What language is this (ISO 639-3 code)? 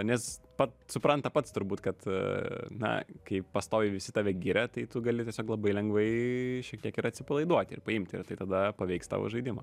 lit